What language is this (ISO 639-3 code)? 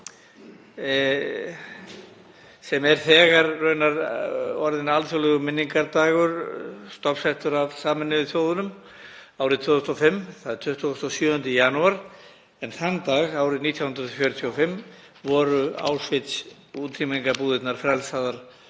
isl